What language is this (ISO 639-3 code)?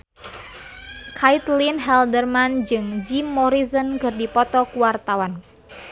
sun